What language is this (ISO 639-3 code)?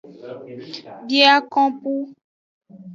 ajg